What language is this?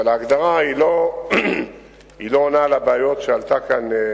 Hebrew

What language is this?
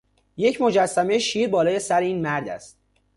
Persian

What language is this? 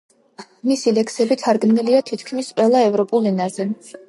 Georgian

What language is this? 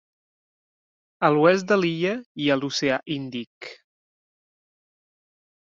Catalan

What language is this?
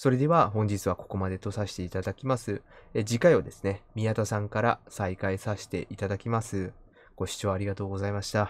Japanese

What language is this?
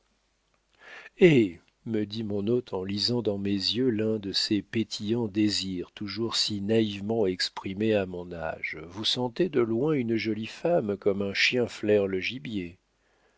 French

